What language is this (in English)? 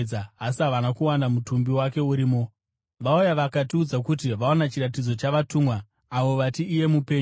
Shona